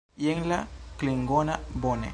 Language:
Esperanto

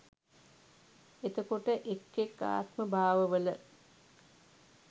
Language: Sinhala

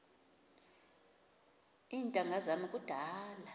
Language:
Xhosa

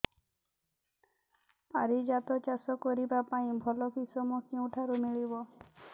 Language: Odia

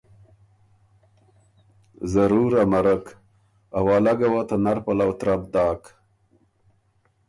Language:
Ormuri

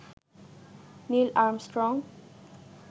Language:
Bangla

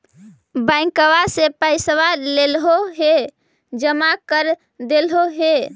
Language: Magahi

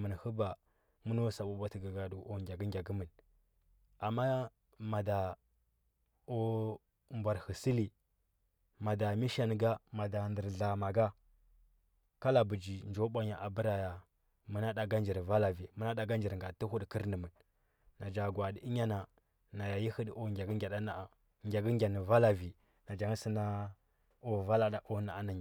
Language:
Huba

